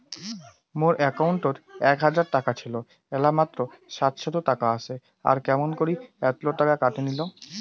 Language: Bangla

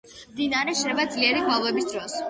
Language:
Georgian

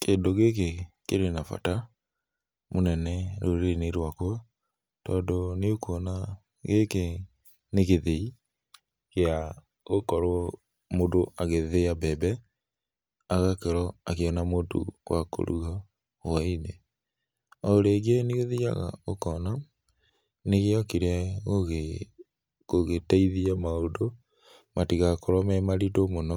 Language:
Kikuyu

